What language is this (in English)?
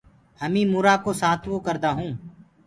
Gurgula